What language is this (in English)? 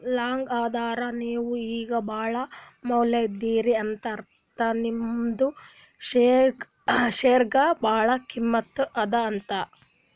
Kannada